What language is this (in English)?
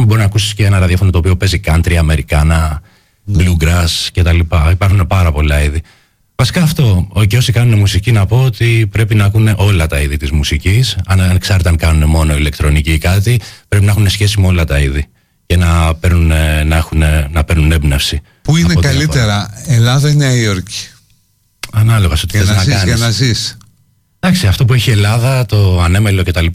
Greek